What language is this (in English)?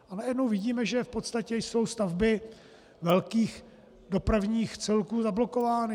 Czech